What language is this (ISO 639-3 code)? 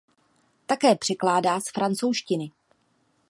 ces